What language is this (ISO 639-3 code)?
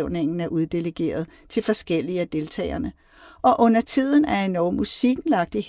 dan